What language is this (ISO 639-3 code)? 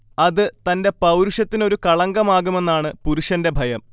mal